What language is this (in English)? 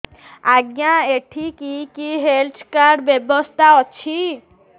Odia